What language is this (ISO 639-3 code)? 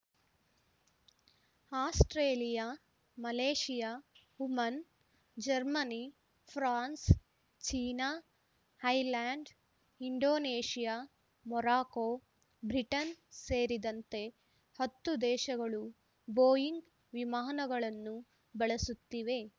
kan